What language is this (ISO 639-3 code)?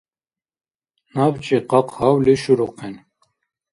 dar